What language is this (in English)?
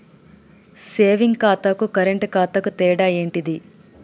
Telugu